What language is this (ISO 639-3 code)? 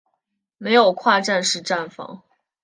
zho